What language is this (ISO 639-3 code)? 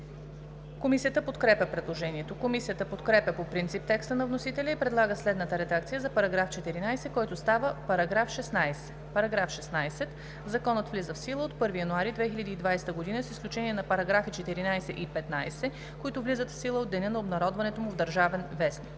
bul